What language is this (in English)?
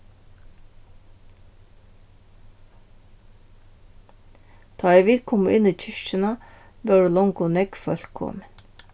Faroese